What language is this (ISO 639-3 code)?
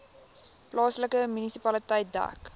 afr